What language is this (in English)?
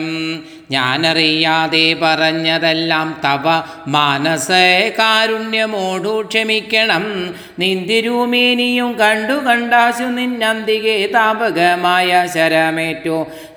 Malayalam